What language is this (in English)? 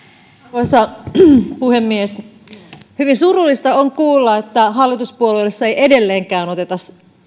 Finnish